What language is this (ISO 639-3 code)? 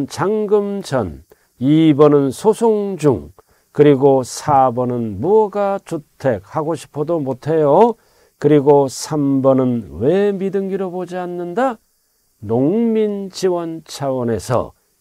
kor